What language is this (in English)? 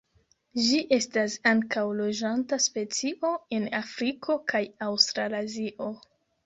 Esperanto